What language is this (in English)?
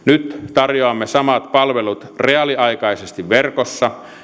Finnish